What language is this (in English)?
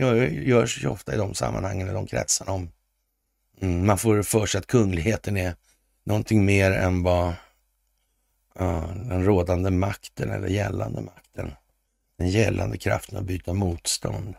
Swedish